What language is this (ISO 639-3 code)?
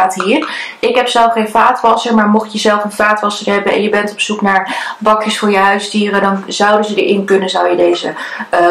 nld